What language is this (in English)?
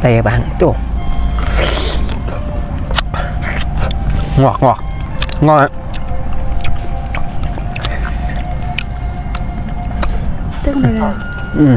Vietnamese